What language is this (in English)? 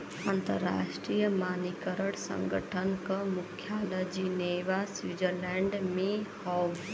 Bhojpuri